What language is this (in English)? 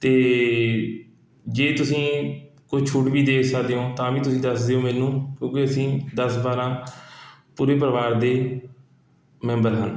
Punjabi